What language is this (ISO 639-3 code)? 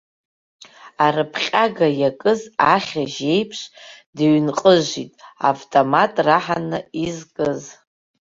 abk